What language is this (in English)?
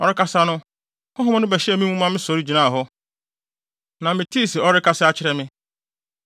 Akan